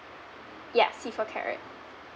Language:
English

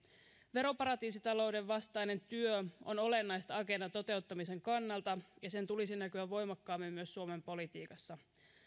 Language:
Finnish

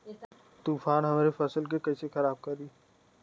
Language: Bhojpuri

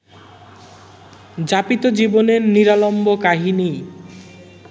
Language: Bangla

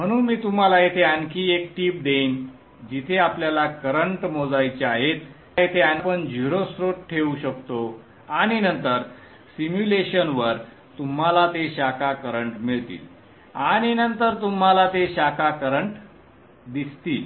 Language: Marathi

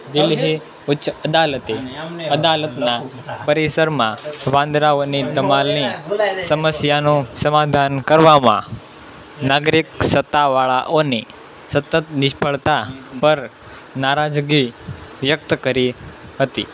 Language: Gujarati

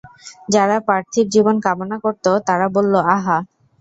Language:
Bangla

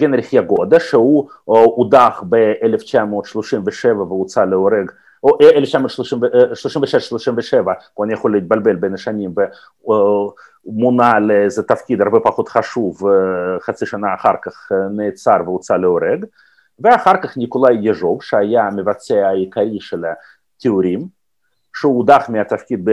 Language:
Hebrew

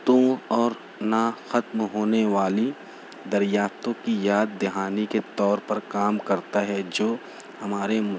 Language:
Urdu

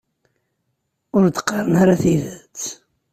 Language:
Kabyle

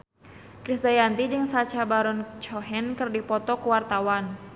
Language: Sundanese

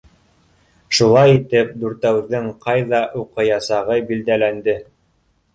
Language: Bashkir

